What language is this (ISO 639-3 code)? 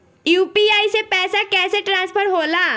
bho